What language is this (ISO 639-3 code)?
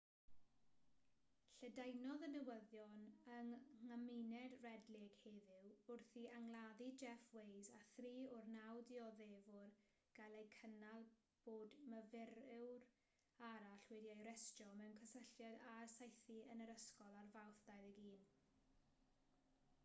cym